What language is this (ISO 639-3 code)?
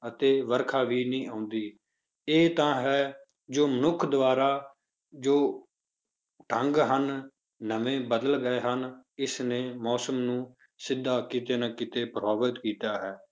pan